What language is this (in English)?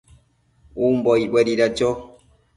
Matsés